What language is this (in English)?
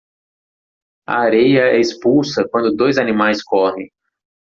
Portuguese